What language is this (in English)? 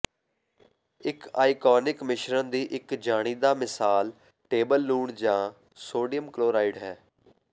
Punjabi